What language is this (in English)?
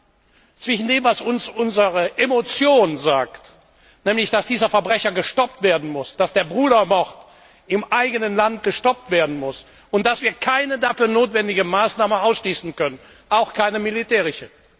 German